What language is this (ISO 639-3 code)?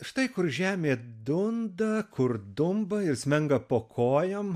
lit